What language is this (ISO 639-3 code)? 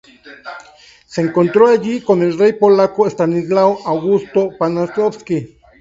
spa